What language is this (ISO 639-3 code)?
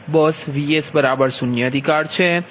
guj